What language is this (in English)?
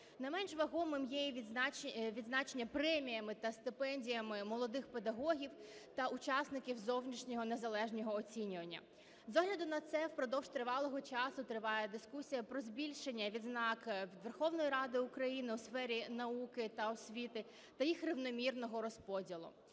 Ukrainian